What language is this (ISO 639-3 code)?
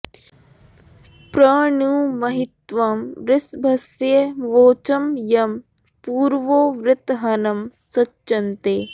san